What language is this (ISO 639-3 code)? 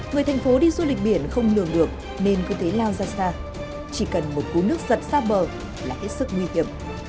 vie